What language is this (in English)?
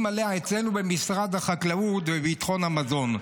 Hebrew